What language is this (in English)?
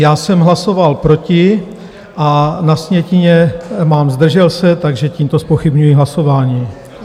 Czech